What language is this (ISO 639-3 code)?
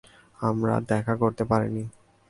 ben